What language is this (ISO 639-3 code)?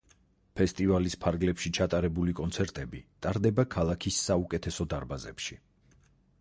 kat